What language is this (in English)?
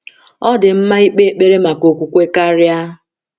Igbo